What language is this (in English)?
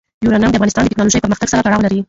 Pashto